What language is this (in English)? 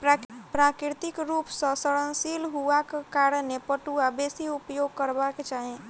Maithili